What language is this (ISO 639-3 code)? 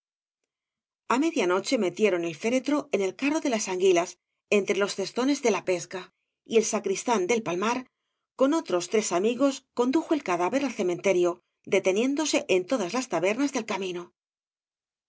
spa